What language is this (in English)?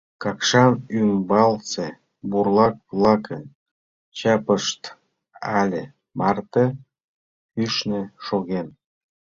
Mari